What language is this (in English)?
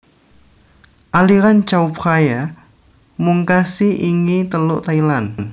Javanese